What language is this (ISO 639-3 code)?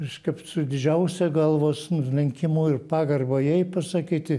lit